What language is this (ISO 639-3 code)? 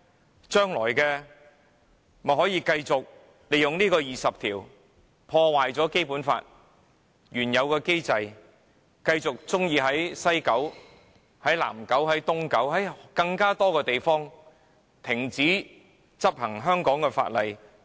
yue